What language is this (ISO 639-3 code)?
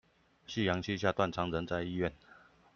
zho